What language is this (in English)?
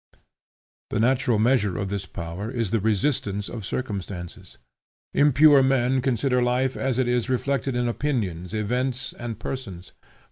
English